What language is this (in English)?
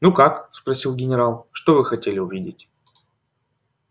Russian